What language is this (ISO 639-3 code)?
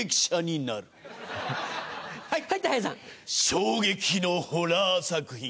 jpn